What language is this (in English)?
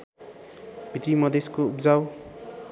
Nepali